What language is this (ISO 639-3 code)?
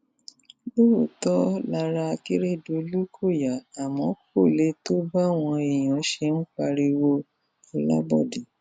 yor